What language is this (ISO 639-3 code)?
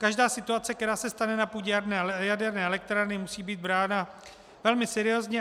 ces